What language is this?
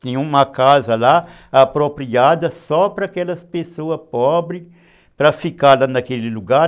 Portuguese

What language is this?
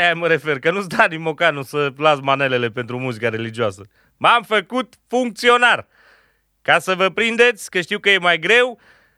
Romanian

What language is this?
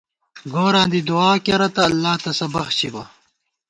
Gawar-Bati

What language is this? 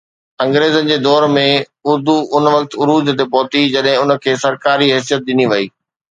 Sindhi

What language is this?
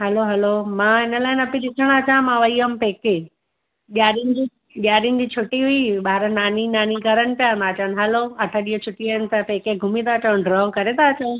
Sindhi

